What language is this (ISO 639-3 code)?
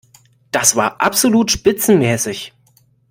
deu